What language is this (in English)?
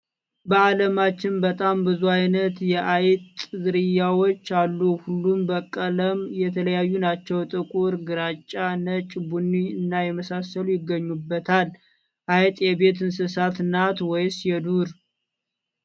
Amharic